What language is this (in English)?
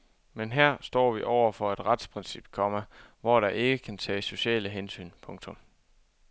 Danish